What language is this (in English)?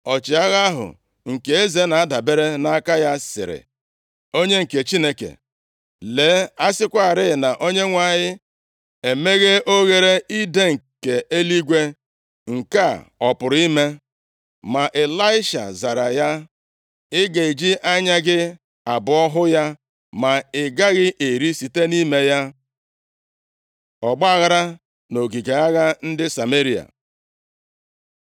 Igbo